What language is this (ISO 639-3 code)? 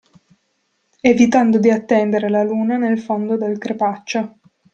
ita